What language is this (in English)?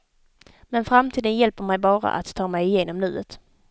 Swedish